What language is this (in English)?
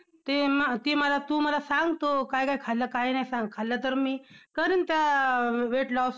Marathi